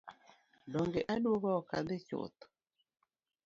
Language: Luo (Kenya and Tanzania)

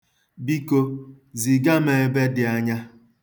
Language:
Igbo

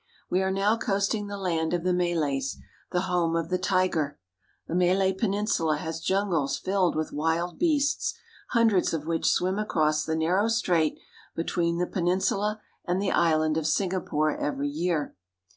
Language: English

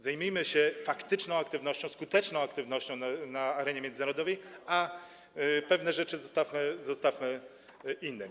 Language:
Polish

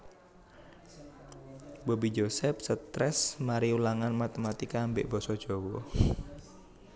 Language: Javanese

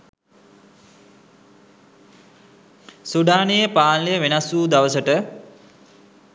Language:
Sinhala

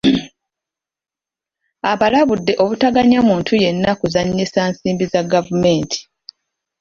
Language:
Ganda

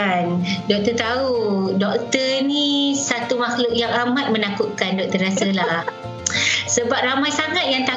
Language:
Malay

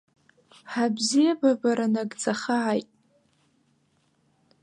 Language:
Abkhazian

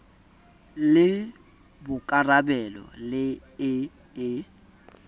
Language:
Southern Sotho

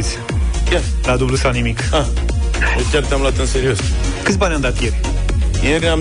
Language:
Romanian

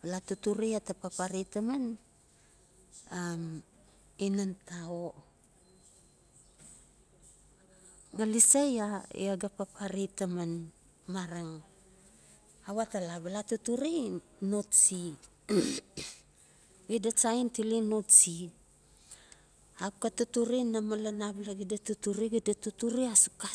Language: Notsi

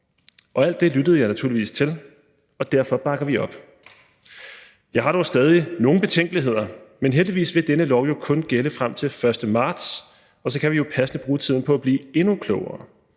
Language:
Danish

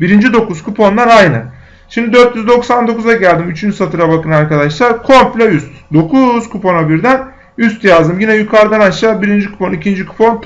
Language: Turkish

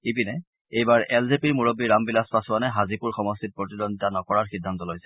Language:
Assamese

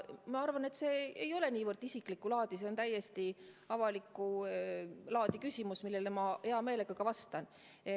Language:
Estonian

